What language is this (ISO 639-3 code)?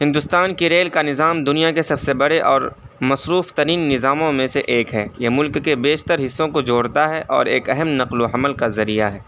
urd